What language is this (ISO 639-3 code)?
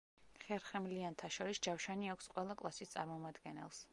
kat